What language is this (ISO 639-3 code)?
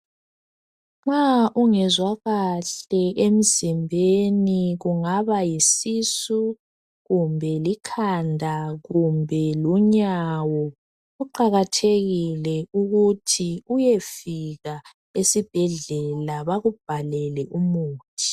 nde